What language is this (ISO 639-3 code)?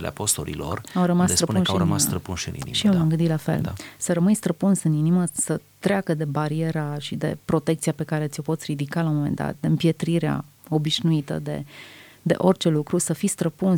ron